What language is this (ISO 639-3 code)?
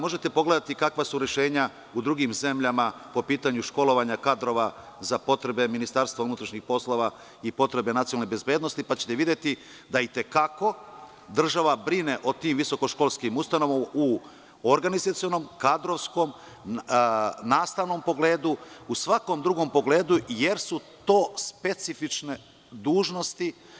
srp